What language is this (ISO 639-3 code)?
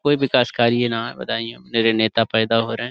urd